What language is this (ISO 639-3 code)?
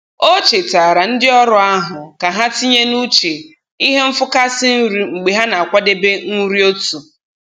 ibo